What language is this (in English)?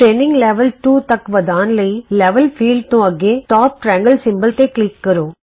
Punjabi